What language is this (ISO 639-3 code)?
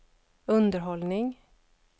swe